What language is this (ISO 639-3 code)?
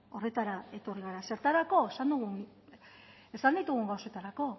eus